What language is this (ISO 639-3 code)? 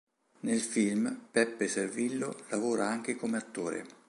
ita